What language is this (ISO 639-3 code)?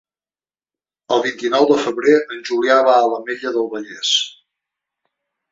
cat